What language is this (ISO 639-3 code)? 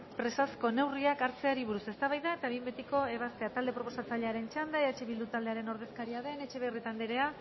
eus